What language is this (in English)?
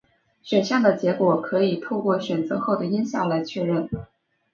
Chinese